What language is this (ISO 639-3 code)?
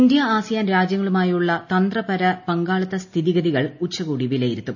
mal